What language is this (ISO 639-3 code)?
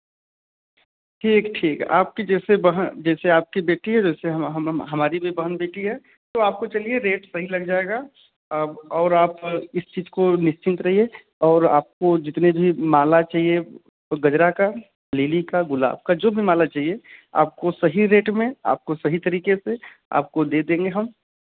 hin